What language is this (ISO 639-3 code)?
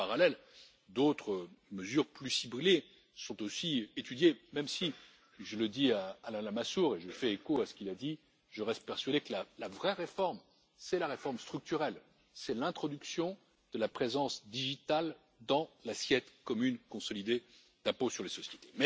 fra